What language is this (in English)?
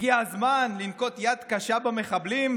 Hebrew